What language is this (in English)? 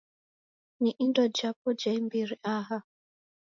Taita